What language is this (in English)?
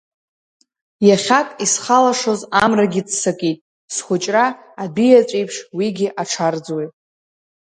Abkhazian